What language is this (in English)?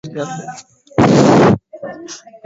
Basque